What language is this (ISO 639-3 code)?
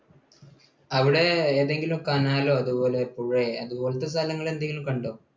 mal